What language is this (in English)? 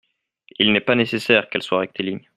French